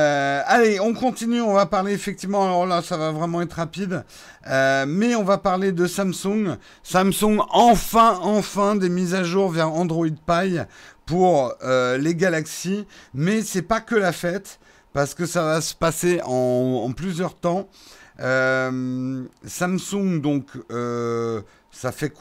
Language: French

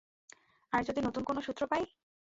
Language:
Bangla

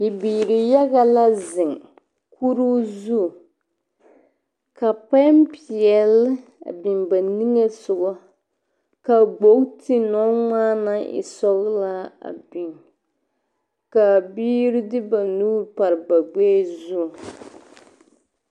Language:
Southern Dagaare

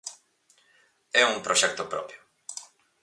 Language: Galician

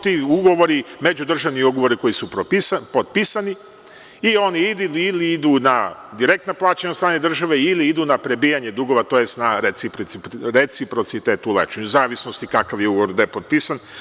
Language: Serbian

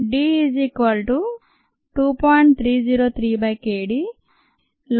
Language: Telugu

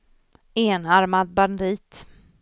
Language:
Swedish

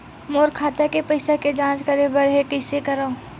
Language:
Chhattisgarhi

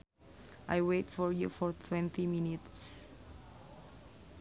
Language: Sundanese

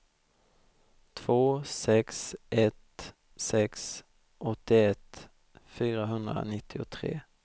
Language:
Swedish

